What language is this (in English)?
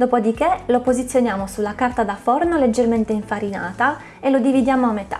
Italian